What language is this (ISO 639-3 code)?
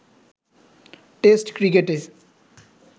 ben